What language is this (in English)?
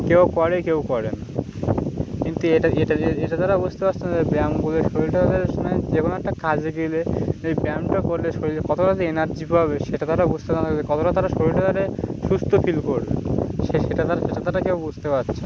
Bangla